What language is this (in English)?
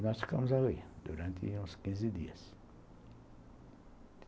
Portuguese